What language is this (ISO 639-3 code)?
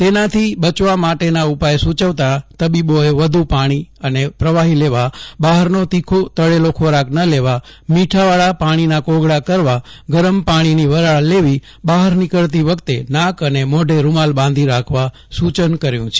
guj